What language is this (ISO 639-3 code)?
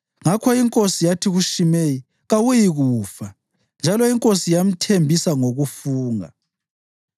nde